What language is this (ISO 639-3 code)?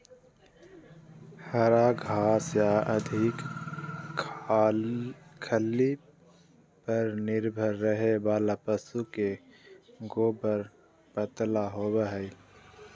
mag